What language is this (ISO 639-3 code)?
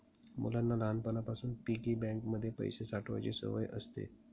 mar